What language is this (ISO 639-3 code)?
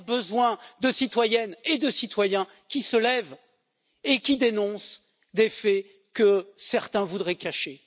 fra